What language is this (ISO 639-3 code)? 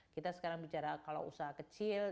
ind